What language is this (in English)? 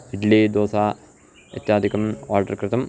Sanskrit